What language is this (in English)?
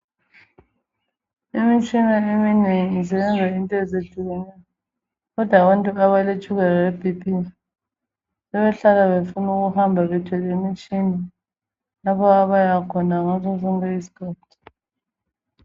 North Ndebele